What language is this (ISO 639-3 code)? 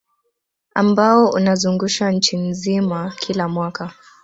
swa